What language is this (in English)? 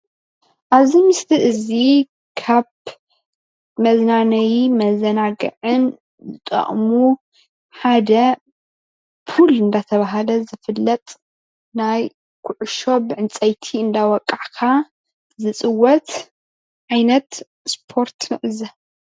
Tigrinya